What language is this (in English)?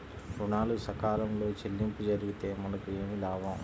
Telugu